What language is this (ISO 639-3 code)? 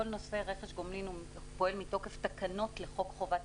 heb